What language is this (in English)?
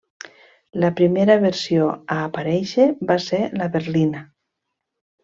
Catalan